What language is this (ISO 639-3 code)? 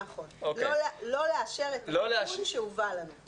heb